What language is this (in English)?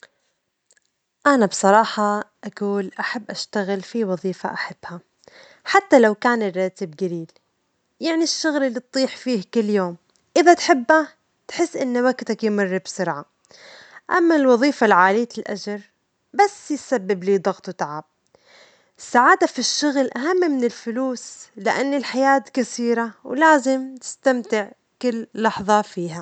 Omani Arabic